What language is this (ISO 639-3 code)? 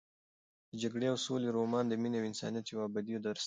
pus